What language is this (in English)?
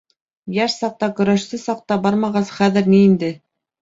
Bashkir